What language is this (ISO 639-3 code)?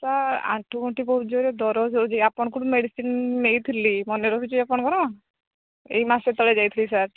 ori